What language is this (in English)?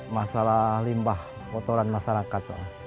Indonesian